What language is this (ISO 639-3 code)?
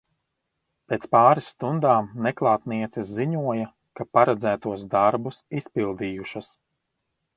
lav